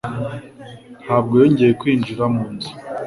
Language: Kinyarwanda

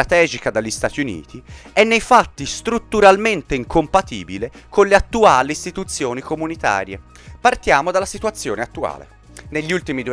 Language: Italian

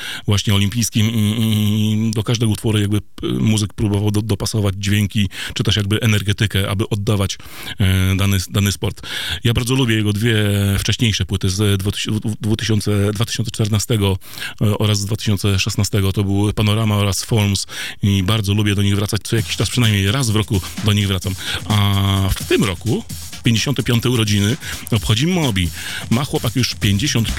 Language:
Polish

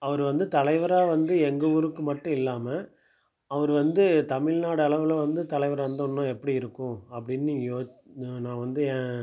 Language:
Tamil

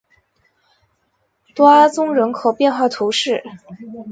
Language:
Chinese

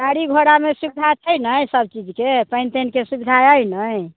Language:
Maithili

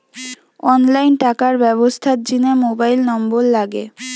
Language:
Bangla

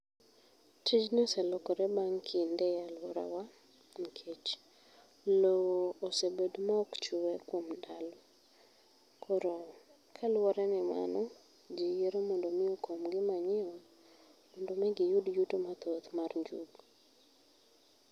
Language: Luo (Kenya and Tanzania)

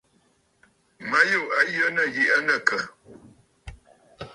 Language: Bafut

